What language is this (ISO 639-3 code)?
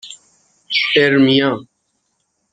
fas